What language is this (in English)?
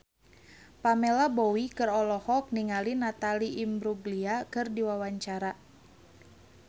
Sundanese